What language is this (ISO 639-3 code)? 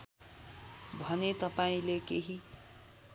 nep